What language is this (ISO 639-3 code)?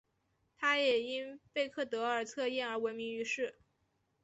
zho